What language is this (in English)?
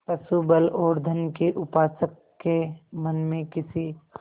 Hindi